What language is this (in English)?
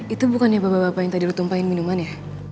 Indonesian